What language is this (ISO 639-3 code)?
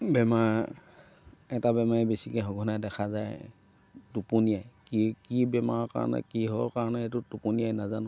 asm